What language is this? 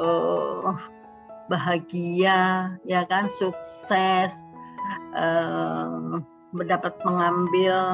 Indonesian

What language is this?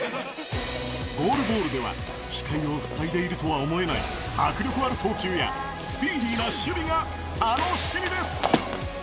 Japanese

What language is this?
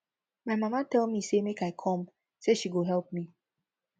Nigerian Pidgin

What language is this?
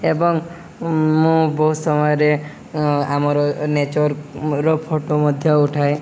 Odia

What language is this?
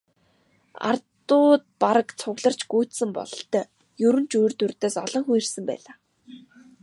Mongolian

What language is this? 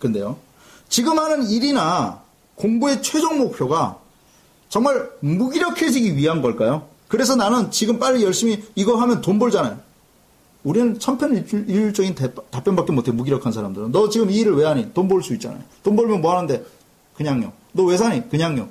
Korean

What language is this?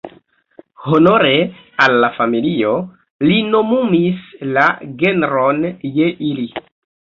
Esperanto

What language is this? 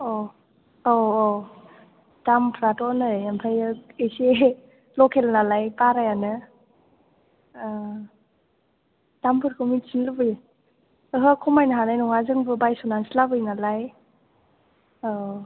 Bodo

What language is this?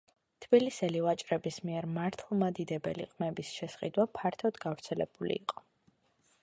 Georgian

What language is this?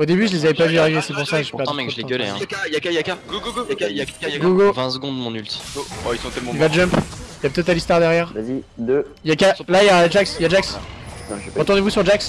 French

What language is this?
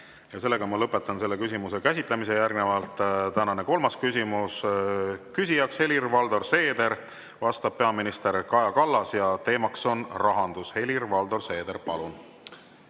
Estonian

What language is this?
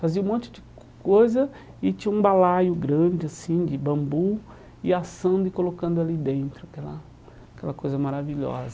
Portuguese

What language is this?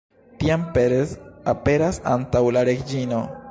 Esperanto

